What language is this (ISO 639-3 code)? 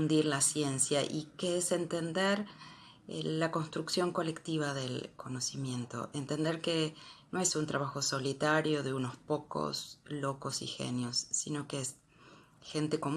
spa